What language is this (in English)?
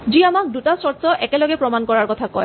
Assamese